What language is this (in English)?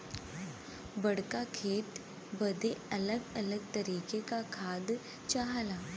Bhojpuri